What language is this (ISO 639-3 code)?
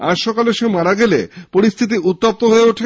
ben